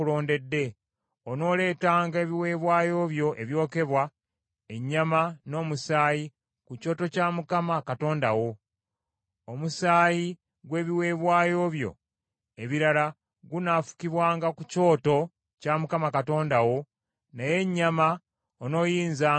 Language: Ganda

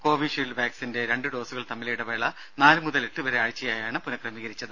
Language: Malayalam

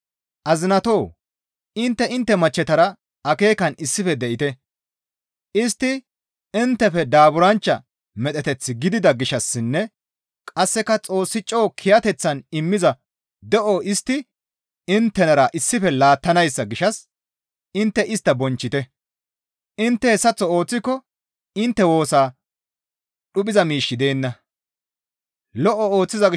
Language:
Gamo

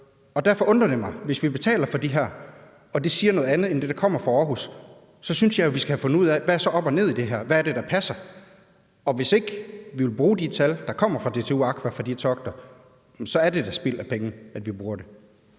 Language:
Danish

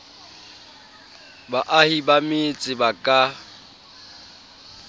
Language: Southern Sotho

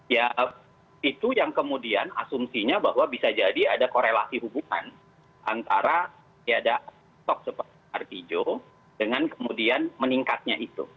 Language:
Indonesian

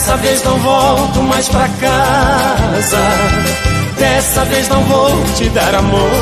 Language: Portuguese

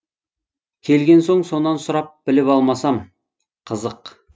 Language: Kazakh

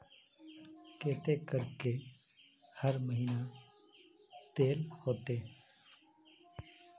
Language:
Magahi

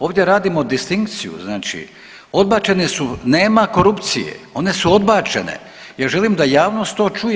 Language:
Croatian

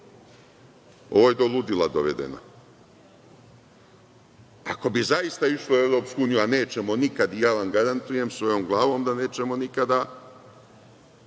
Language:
Serbian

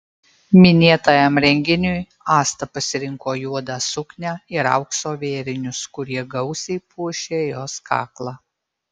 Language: Lithuanian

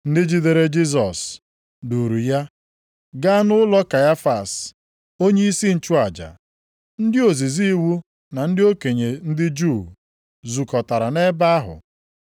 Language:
Igbo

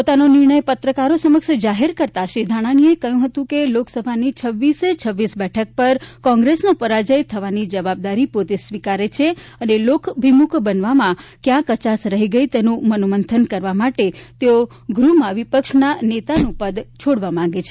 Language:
Gujarati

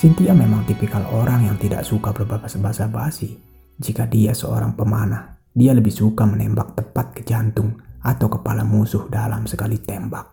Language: Indonesian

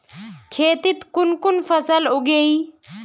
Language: Magahi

